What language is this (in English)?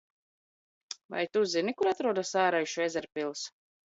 Latvian